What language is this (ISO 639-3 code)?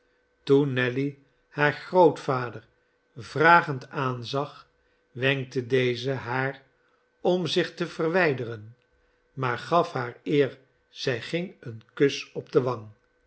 nld